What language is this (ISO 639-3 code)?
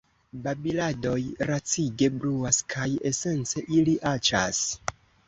epo